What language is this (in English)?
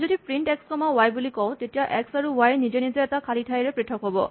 Assamese